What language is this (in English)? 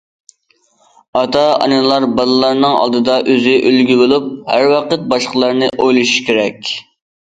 Uyghur